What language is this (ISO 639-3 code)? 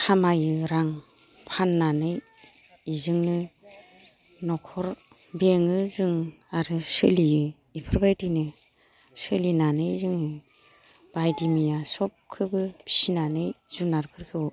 brx